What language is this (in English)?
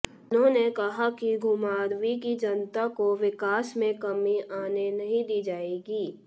Hindi